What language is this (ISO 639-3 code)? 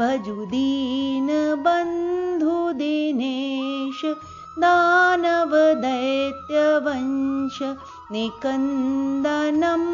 hin